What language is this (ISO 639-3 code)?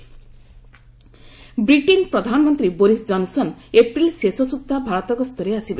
ori